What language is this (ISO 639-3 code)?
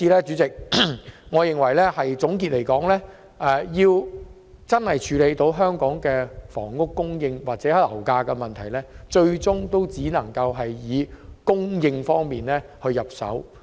yue